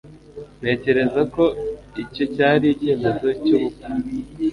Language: Kinyarwanda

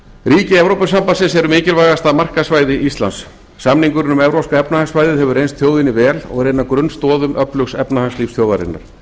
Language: Icelandic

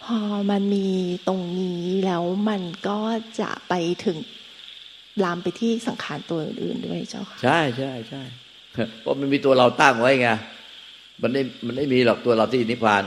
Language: Thai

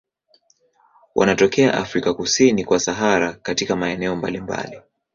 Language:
Swahili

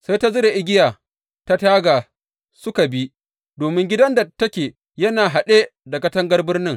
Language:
Hausa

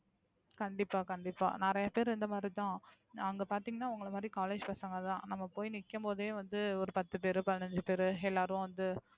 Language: Tamil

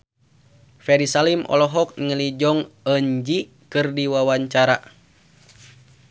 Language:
Sundanese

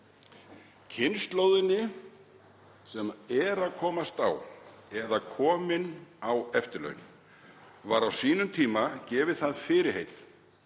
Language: Icelandic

